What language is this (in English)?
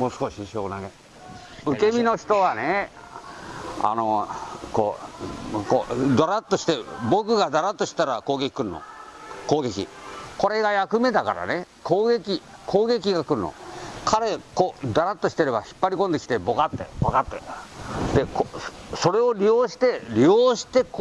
Japanese